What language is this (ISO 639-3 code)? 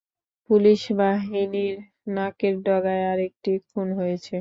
ben